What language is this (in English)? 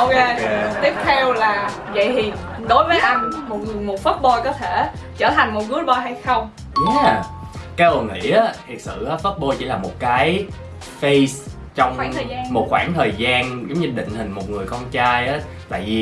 Vietnamese